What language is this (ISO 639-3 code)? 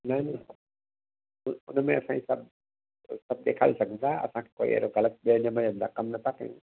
snd